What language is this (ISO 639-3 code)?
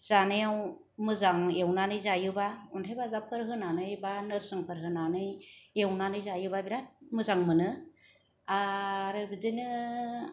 brx